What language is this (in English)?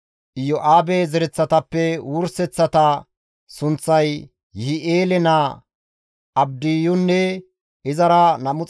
Gamo